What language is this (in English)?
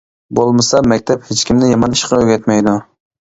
Uyghur